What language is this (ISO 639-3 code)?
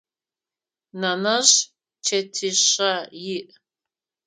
ady